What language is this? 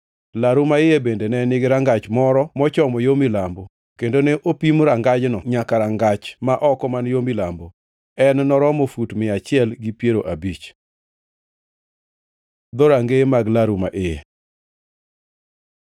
Luo (Kenya and Tanzania)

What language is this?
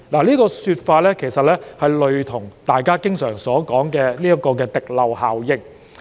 Cantonese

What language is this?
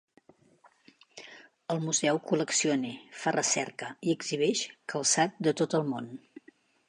Catalan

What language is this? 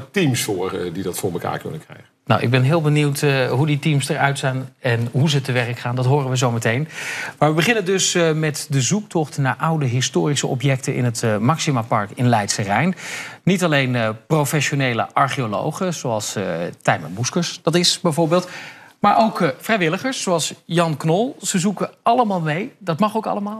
Dutch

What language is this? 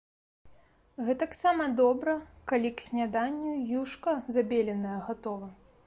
Belarusian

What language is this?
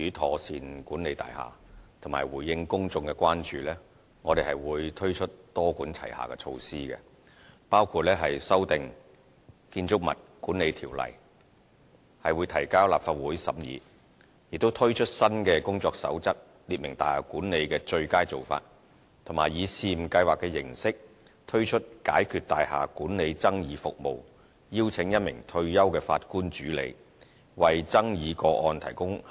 Cantonese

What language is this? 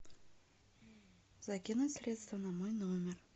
Russian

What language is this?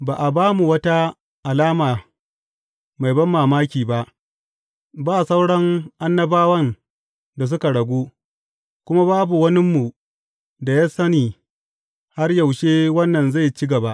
Hausa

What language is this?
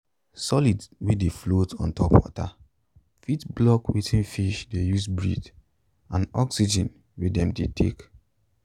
Nigerian Pidgin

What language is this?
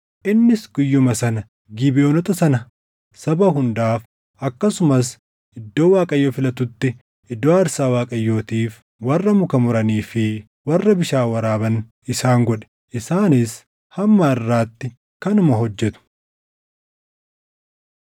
Oromo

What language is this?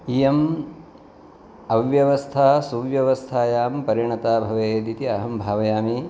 Sanskrit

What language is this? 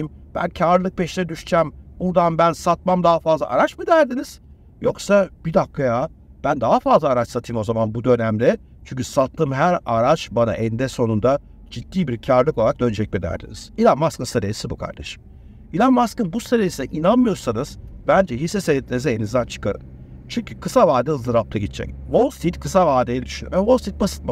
Turkish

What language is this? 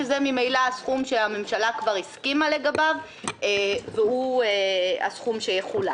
Hebrew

